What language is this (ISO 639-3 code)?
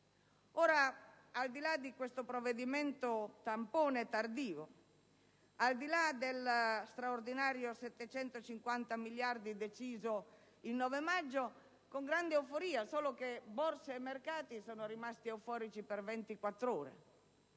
ita